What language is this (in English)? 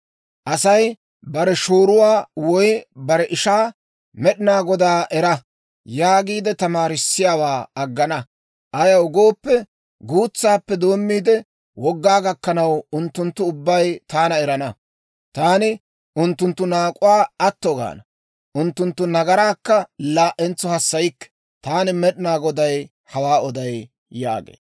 Dawro